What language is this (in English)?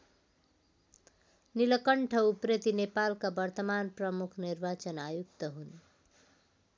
Nepali